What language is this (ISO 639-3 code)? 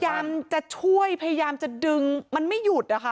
tha